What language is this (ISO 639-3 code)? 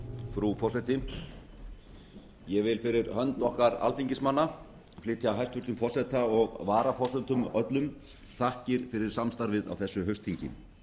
isl